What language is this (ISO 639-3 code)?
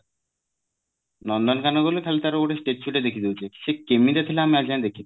ori